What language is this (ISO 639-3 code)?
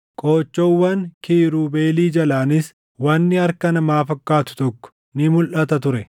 orm